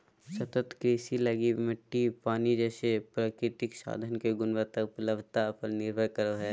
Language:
Magahi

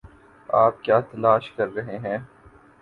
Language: Urdu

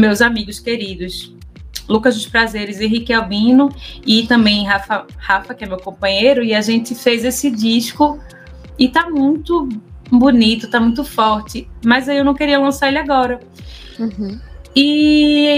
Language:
Portuguese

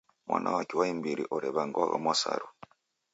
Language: Taita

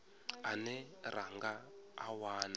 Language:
Venda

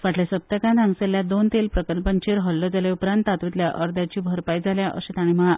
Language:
Konkani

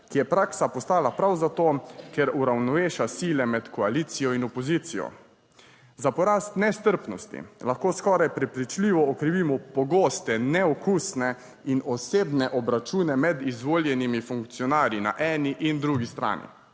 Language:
Slovenian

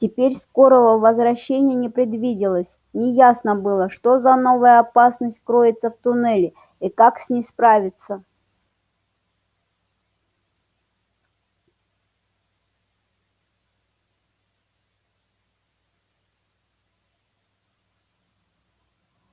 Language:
Russian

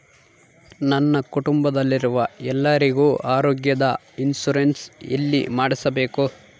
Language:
Kannada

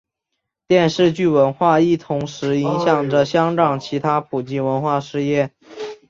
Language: Chinese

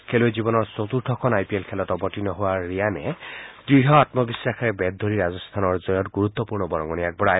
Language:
Assamese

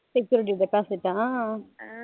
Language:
Tamil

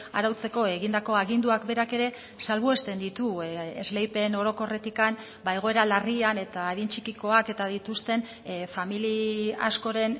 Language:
Basque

